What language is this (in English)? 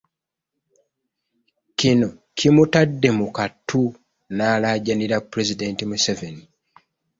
Ganda